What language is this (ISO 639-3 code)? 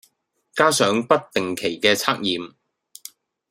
yue